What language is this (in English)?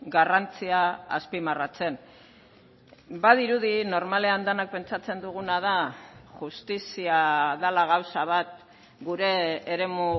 Basque